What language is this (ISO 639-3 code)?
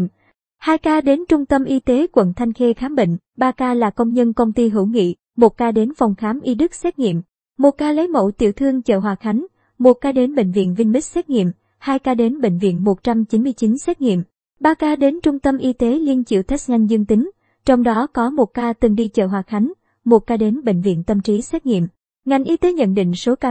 vie